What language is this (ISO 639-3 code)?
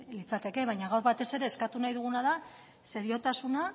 eus